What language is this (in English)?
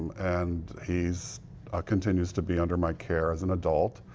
English